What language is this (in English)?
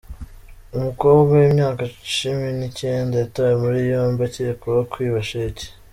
Kinyarwanda